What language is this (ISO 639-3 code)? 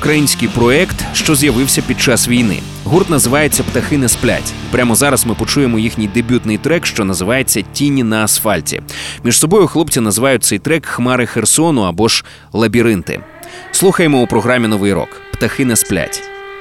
ukr